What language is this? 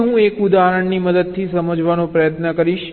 Gujarati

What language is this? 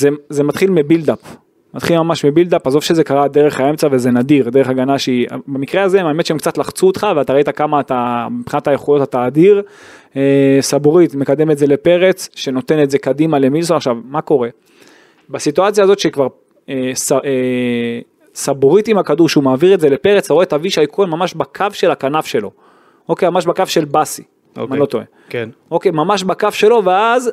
Hebrew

